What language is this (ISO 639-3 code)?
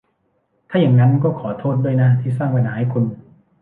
tha